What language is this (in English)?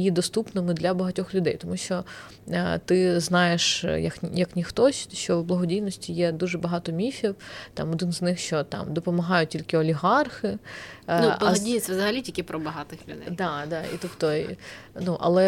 Ukrainian